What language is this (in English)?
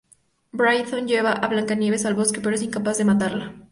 Spanish